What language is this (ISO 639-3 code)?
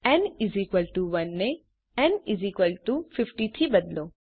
guj